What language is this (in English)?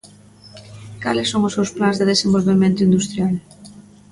Galician